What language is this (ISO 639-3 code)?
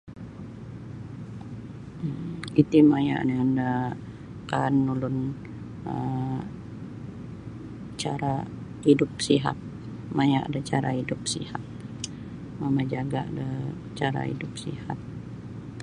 bsy